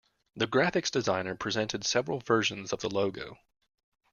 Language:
English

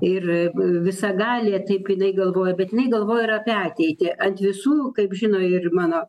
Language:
Lithuanian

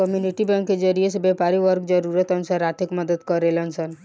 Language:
Bhojpuri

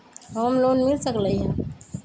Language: Magahi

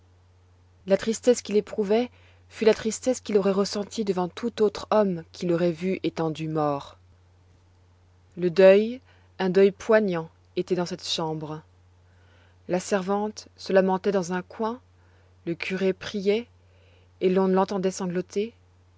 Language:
French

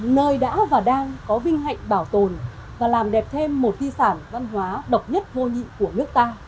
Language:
Vietnamese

